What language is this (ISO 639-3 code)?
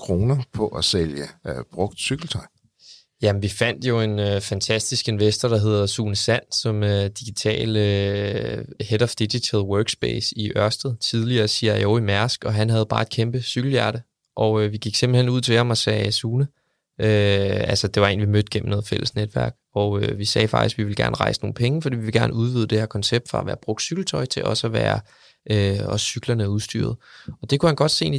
dan